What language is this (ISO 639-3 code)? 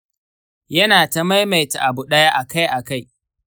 hau